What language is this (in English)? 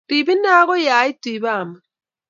Kalenjin